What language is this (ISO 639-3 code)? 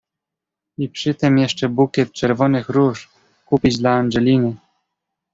pol